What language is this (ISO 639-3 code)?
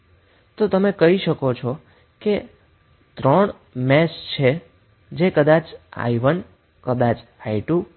guj